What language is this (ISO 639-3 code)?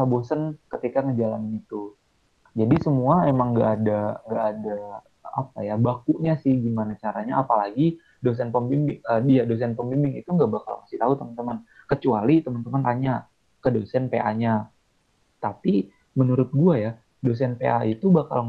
ind